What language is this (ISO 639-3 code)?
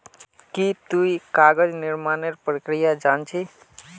mag